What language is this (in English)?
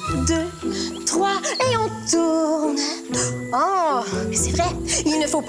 French